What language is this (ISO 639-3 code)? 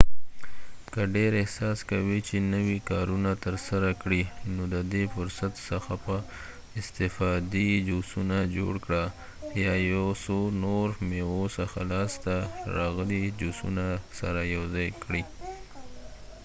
pus